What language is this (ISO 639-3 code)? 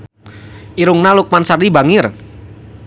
sun